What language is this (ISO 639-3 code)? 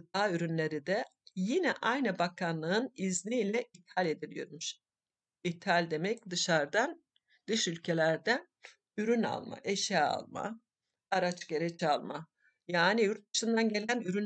tur